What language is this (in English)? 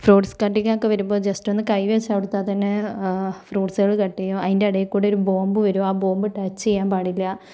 Malayalam